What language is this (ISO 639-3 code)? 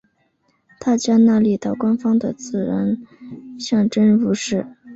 zho